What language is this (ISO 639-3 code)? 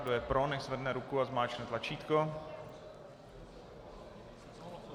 ces